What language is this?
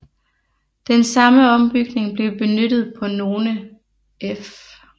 Danish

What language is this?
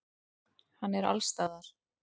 Icelandic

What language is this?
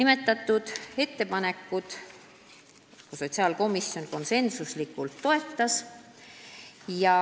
Estonian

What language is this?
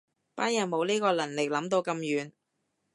Cantonese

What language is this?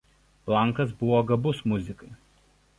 Lithuanian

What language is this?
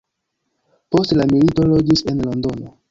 Esperanto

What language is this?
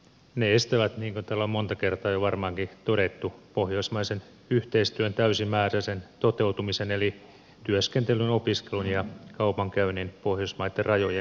Finnish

